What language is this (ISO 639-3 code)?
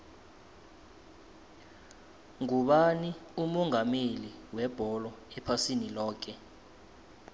nbl